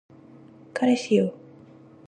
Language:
Japanese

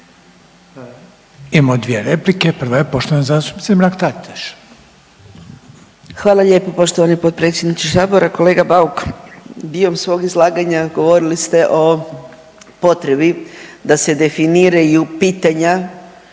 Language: Croatian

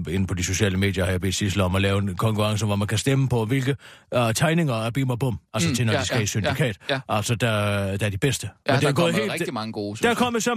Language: Danish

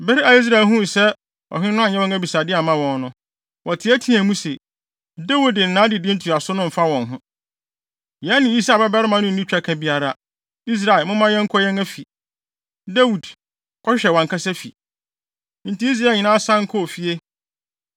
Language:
Akan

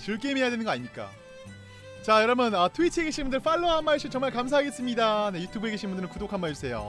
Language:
Korean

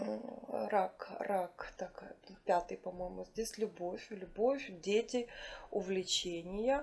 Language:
Russian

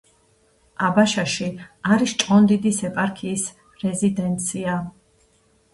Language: Georgian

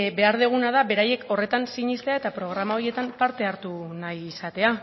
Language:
Basque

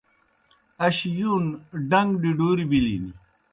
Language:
Kohistani Shina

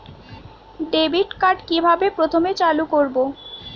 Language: Bangla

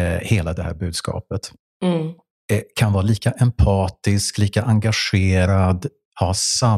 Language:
Swedish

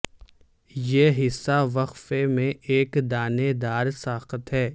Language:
Urdu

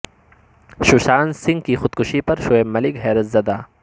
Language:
Urdu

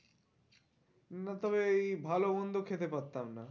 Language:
Bangla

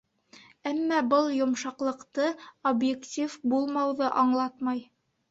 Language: Bashkir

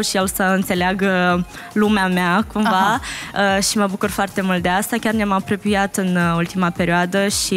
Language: Romanian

